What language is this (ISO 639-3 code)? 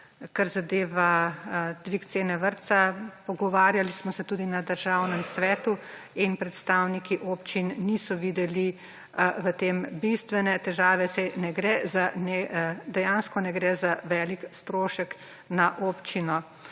slv